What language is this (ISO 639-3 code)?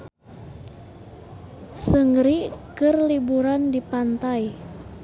sun